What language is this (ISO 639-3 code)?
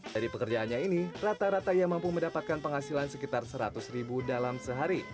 ind